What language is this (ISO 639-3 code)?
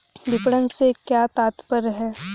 hin